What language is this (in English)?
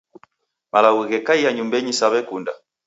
Taita